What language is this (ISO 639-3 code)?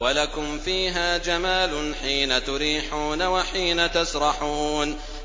ara